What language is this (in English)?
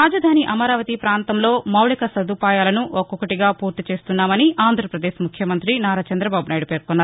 Telugu